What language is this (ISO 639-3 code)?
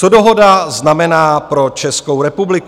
ces